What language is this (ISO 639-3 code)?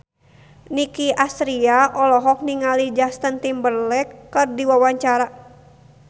sun